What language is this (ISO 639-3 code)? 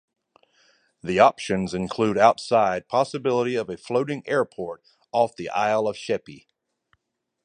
eng